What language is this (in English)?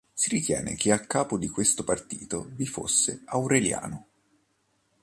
Italian